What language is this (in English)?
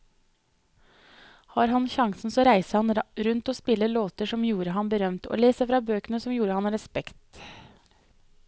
Norwegian